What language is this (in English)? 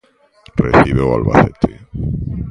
Galician